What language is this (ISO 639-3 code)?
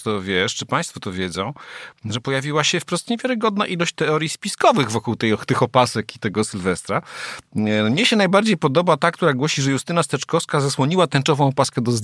pol